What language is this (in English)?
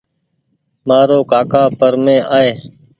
Goaria